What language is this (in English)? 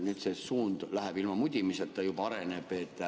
Estonian